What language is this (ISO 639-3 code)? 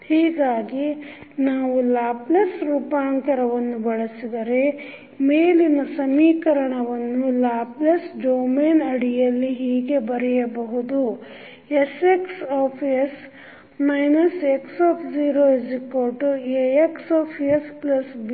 kan